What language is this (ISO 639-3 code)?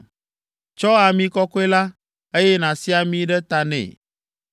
ewe